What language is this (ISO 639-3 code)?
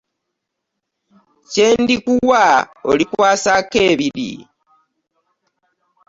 lug